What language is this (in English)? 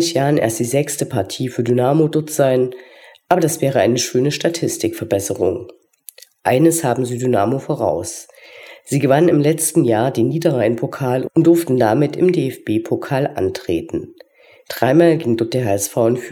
German